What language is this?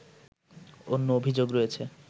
Bangla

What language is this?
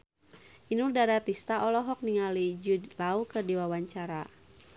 Sundanese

